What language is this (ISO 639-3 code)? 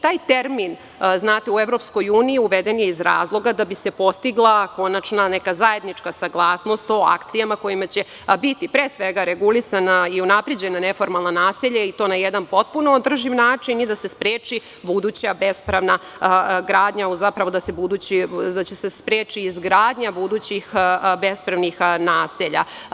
srp